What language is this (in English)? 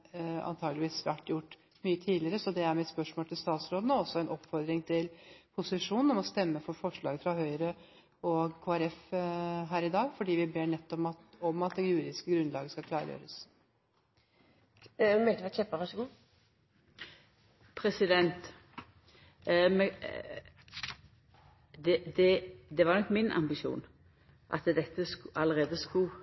Norwegian